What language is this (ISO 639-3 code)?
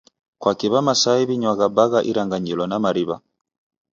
dav